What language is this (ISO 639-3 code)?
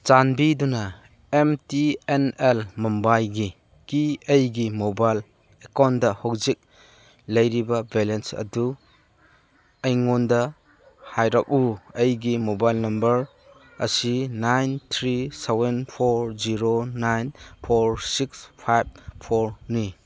mni